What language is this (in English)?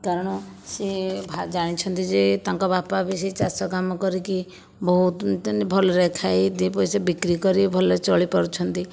Odia